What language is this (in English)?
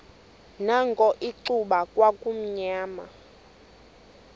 Xhosa